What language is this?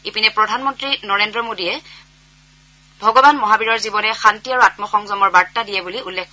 Assamese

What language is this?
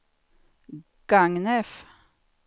Swedish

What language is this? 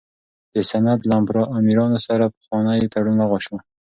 Pashto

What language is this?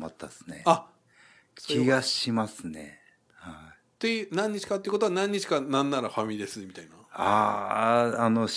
Japanese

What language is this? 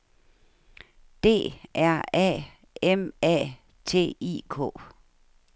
Danish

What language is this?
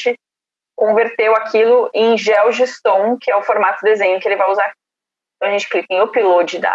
Portuguese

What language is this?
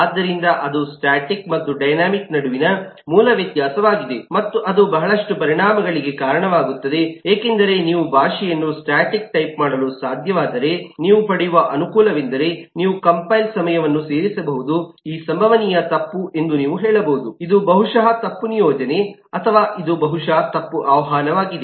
Kannada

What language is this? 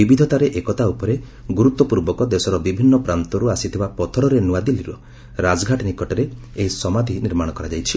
Odia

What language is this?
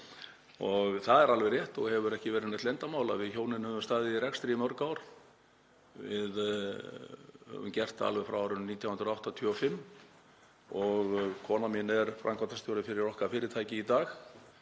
Icelandic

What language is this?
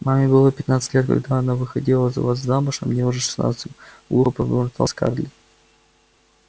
Russian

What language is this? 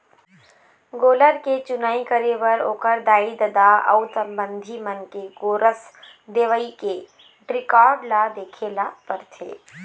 Chhattisgarhi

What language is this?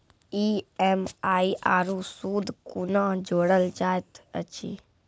Maithili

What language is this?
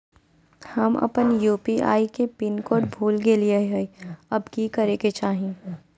Magahi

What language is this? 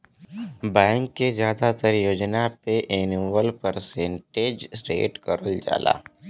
Bhojpuri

